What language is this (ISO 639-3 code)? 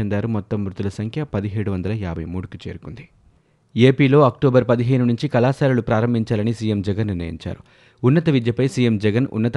tel